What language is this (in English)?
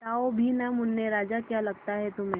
Hindi